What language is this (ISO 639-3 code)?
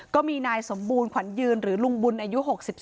tha